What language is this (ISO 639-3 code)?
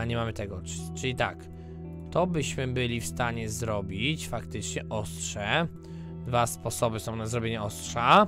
pol